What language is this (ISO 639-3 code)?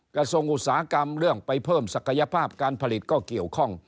tha